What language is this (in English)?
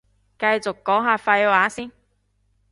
Cantonese